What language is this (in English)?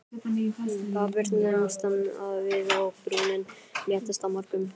Icelandic